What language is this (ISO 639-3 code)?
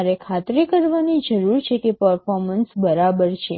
guj